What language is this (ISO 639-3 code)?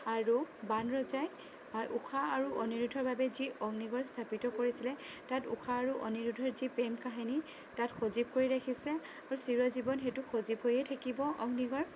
asm